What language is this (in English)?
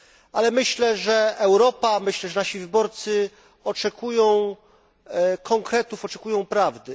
Polish